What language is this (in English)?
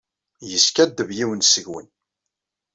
Kabyle